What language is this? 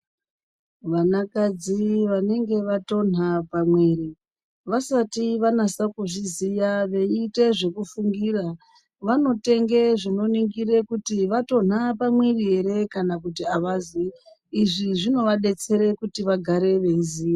Ndau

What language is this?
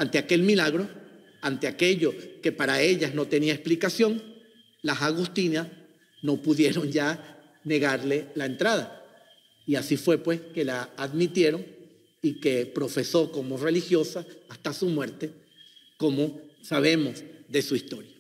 Spanish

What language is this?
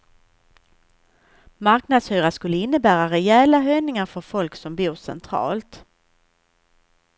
Swedish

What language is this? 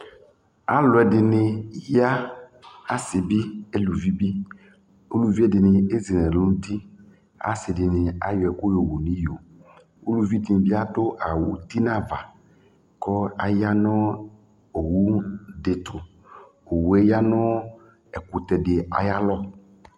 Ikposo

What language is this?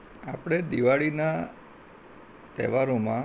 Gujarati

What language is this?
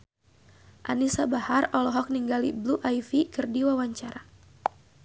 Sundanese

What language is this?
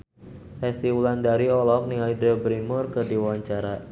Sundanese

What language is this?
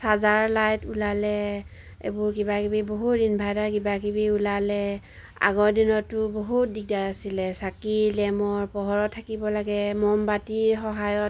Assamese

